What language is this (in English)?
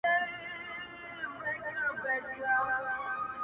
Pashto